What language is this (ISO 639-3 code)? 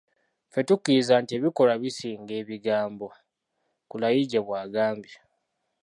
lug